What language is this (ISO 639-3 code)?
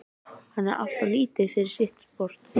isl